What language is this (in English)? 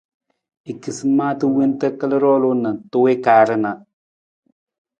Nawdm